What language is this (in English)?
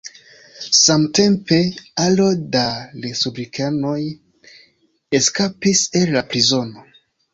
Esperanto